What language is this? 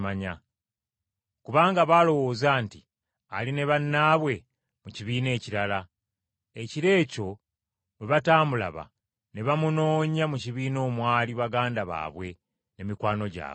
Ganda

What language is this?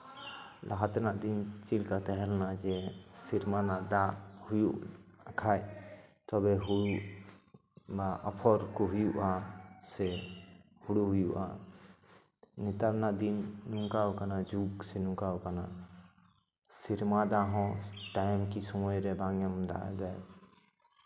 Santali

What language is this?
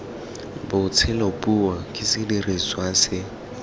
Tswana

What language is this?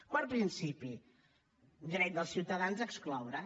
Catalan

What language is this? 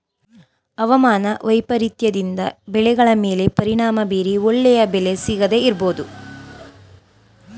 Kannada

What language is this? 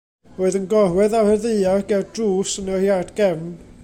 Welsh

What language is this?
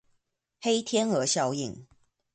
Chinese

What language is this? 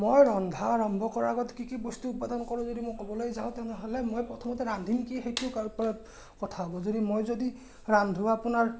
Assamese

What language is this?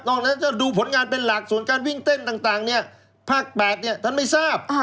Thai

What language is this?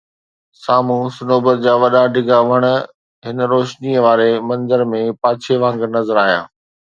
Sindhi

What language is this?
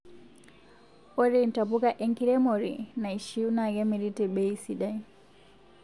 Masai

